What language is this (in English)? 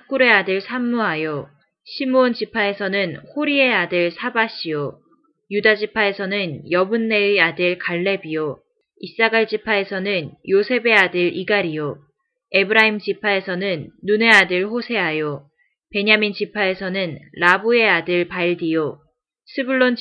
Korean